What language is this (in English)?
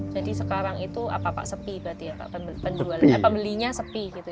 Indonesian